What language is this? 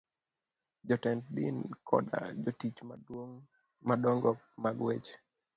Luo (Kenya and Tanzania)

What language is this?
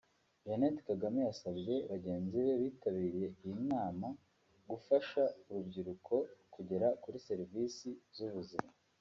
Kinyarwanda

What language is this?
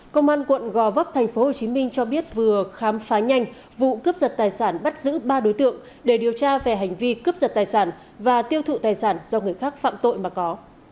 Vietnamese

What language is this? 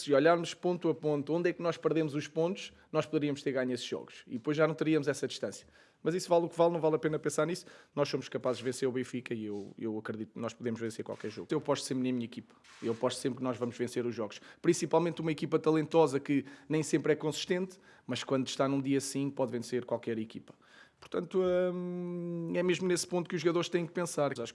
Portuguese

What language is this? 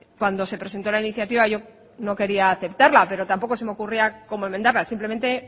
Spanish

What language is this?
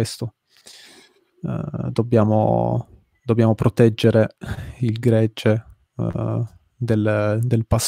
Italian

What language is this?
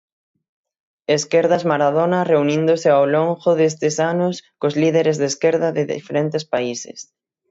Galician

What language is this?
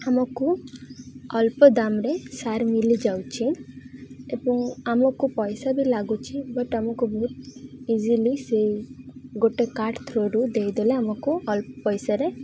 Odia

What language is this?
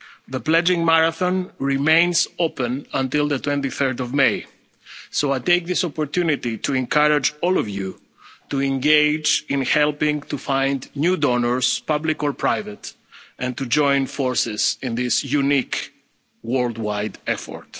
English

